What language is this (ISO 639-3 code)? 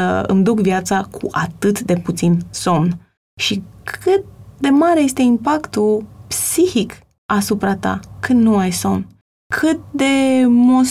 ron